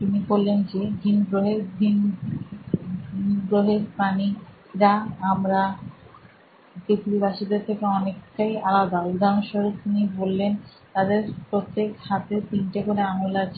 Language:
Bangla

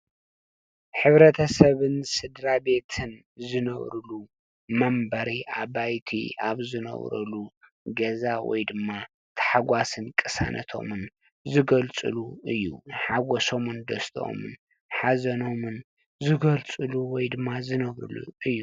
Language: Tigrinya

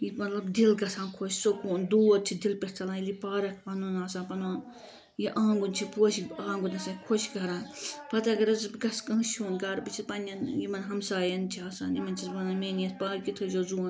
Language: Kashmiri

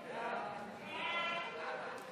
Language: Hebrew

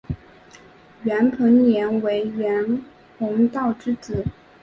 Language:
Chinese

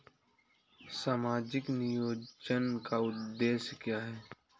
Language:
Hindi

